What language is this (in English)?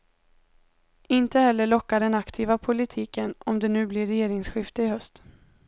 Swedish